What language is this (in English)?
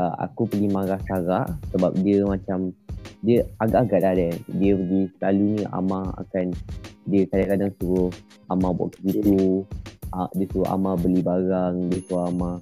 Malay